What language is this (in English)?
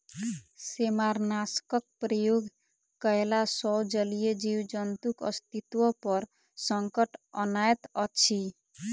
Maithili